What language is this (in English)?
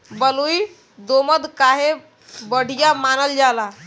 Bhojpuri